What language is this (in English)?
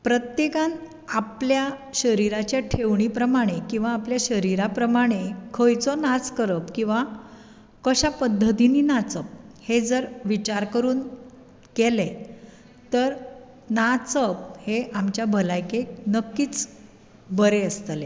Konkani